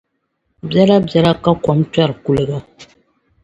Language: Dagbani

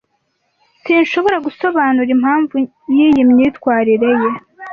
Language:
Kinyarwanda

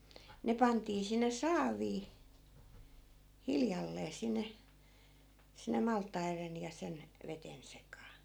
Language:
Finnish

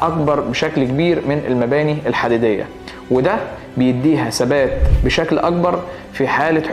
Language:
Arabic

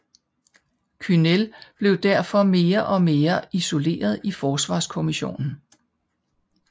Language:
Danish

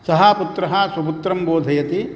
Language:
Sanskrit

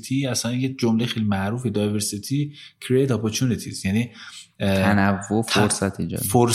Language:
Persian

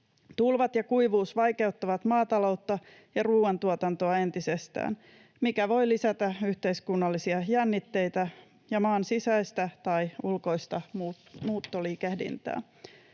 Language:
Finnish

